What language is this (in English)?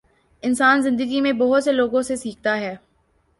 Urdu